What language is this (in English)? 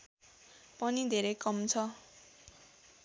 Nepali